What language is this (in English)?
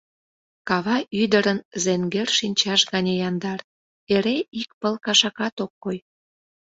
Mari